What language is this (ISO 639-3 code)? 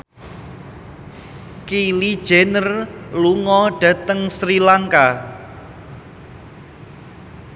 jav